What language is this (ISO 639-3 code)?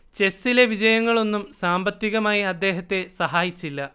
mal